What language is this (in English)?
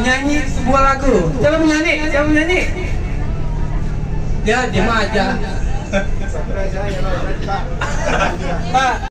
Indonesian